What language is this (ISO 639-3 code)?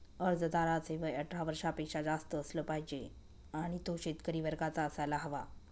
mar